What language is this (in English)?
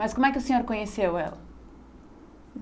Portuguese